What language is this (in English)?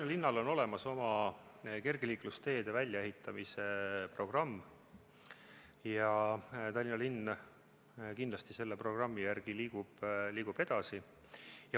Estonian